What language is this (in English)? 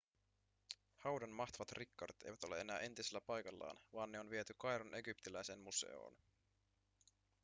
Finnish